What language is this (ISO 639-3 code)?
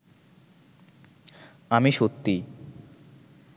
ben